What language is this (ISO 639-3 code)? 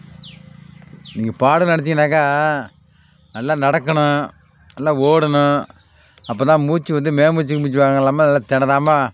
tam